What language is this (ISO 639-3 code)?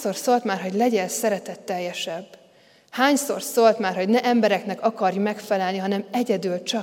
hun